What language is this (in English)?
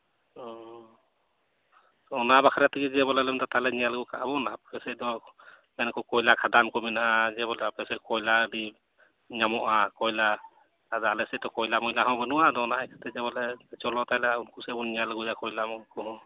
Santali